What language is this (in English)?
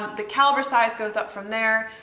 English